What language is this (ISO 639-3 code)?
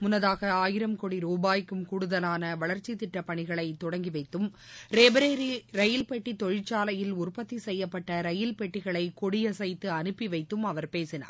tam